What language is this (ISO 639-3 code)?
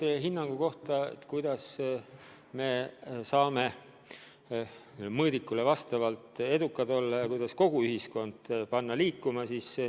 est